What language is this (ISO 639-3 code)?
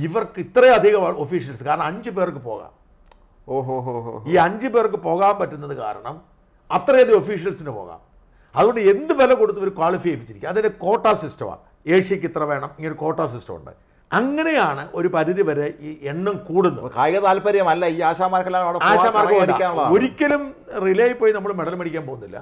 mal